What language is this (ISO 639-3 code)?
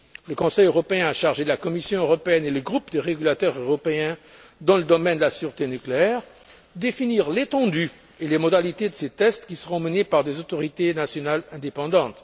fra